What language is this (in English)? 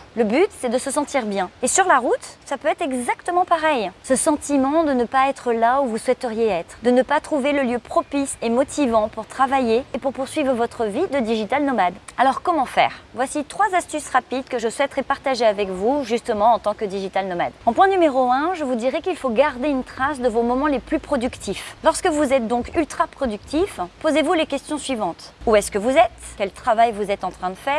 French